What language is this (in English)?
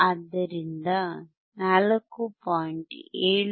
Kannada